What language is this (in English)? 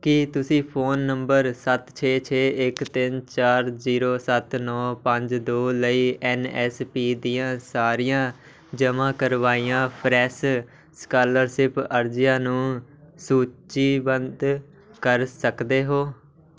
Punjabi